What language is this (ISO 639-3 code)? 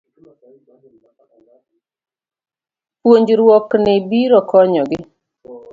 luo